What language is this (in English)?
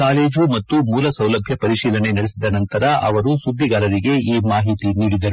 Kannada